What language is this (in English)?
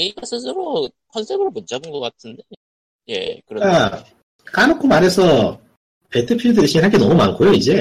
Korean